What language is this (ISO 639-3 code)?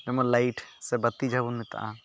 sat